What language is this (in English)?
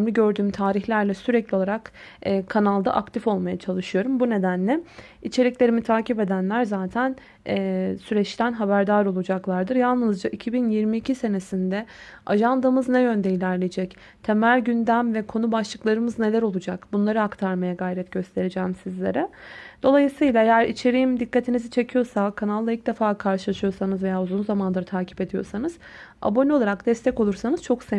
Turkish